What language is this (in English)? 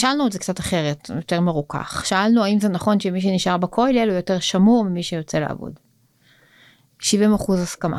Hebrew